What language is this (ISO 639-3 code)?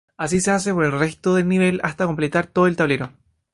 spa